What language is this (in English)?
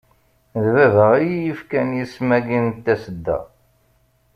Kabyle